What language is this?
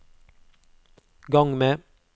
Norwegian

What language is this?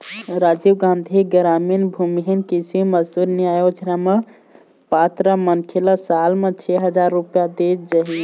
Chhattisgarhi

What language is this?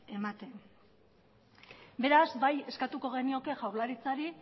Basque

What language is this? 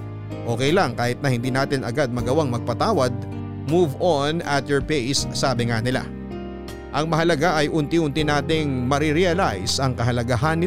Filipino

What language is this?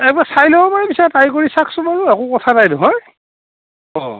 Assamese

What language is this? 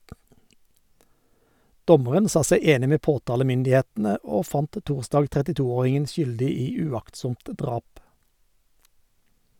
Norwegian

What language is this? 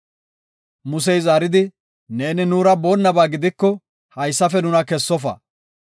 Gofa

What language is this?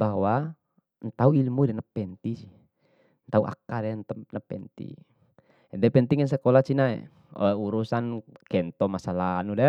Bima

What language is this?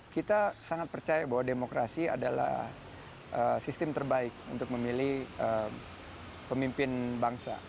Indonesian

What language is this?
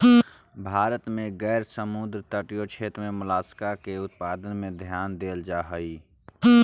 Magahi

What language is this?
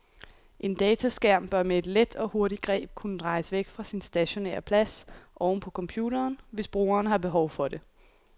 Danish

